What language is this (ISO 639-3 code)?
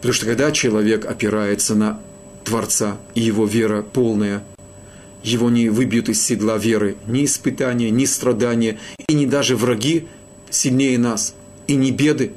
rus